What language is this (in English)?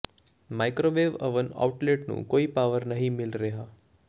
Punjabi